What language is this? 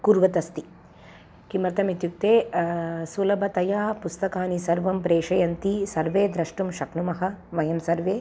Sanskrit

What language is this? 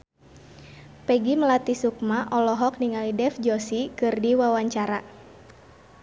Sundanese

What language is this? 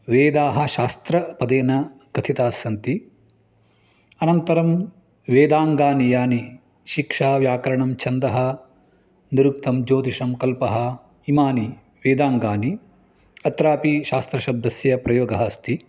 Sanskrit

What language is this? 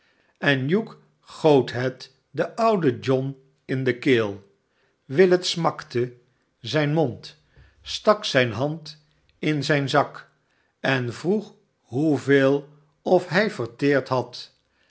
Dutch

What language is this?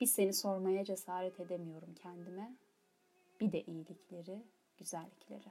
Turkish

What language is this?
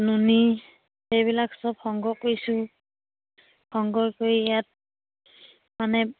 Assamese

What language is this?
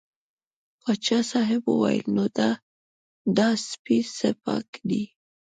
Pashto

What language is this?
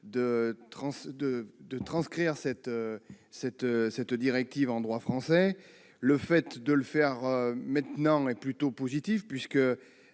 French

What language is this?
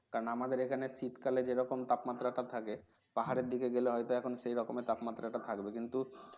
Bangla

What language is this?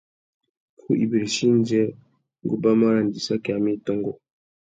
Tuki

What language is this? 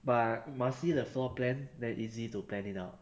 English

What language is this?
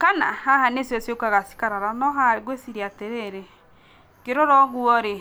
Kikuyu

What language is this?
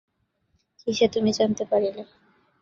Bangla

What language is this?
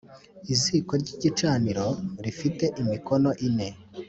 Kinyarwanda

